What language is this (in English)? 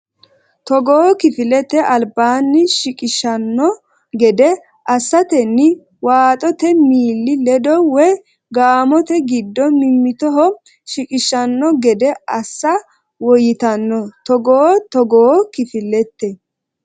Sidamo